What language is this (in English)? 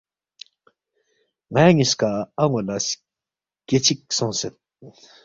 Balti